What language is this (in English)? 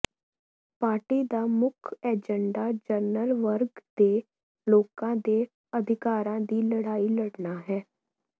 Punjabi